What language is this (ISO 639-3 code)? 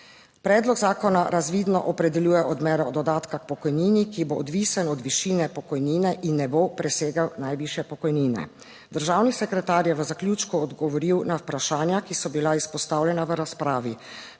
slv